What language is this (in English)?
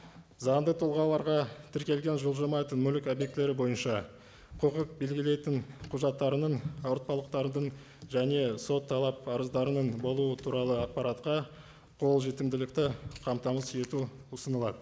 Kazakh